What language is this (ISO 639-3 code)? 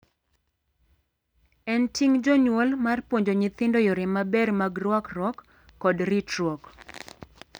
luo